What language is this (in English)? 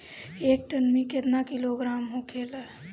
Bhojpuri